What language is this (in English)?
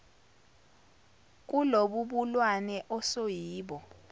Zulu